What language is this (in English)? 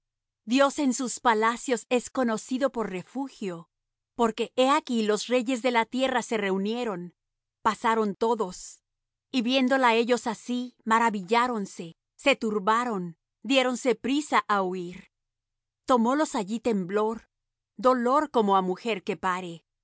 Spanish